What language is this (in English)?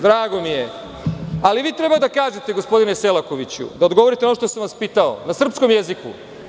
Serbian